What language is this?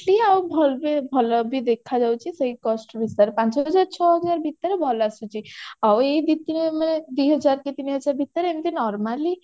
Odia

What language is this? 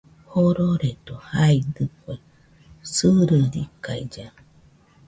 Nüpode Huitoto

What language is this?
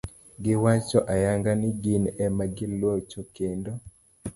Luo (Kenya and Tanzania)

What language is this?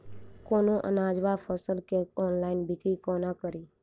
Maithili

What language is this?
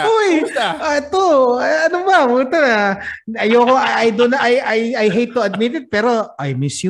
Filipino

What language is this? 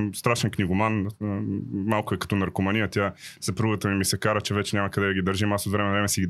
Bulgarian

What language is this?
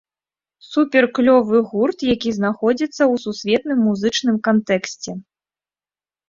Belarusian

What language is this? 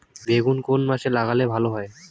Bangla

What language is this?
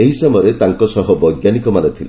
Odia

